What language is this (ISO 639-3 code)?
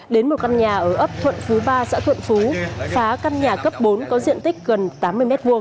vie